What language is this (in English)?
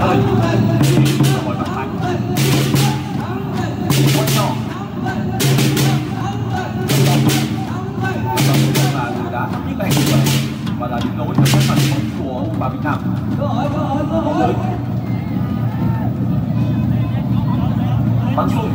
Vietnamese